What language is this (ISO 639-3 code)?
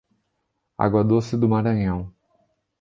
por